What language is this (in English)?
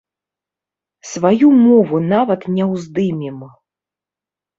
Belarusian